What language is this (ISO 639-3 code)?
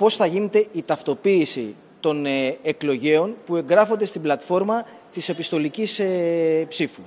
ell